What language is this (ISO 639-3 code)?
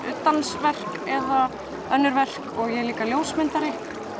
isl